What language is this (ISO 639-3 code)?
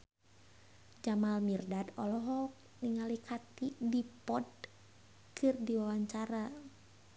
sun